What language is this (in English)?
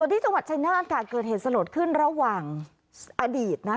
Thai